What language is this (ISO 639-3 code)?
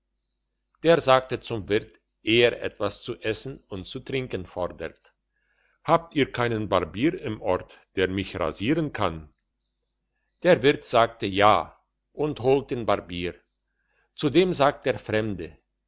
deu